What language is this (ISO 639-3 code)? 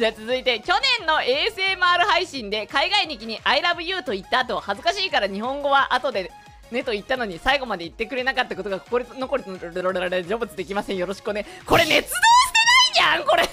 jpn